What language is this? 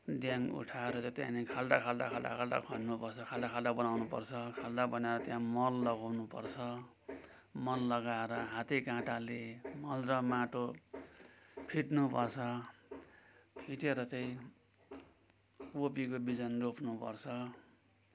Nepali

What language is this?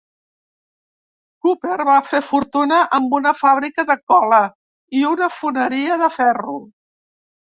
Catalan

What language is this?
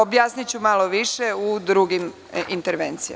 Serbian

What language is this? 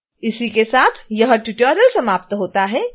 Hindi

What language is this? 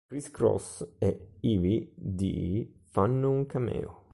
Italian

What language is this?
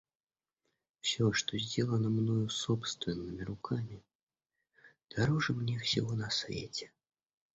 Russian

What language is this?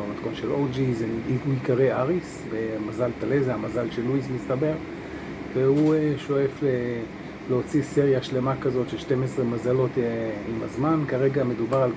Hebrew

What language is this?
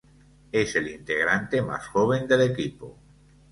Spanish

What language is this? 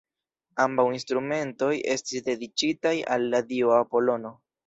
Esperanto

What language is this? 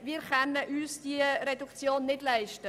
Swiss German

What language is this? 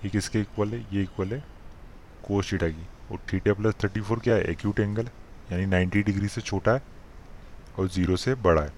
Hindi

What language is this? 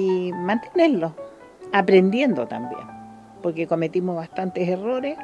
Spanish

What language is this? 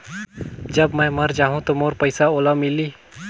Chhattisgarhi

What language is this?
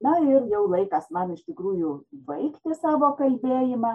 Lithuanian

